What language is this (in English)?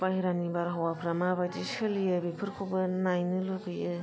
Bodo